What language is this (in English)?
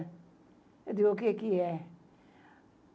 Portuguese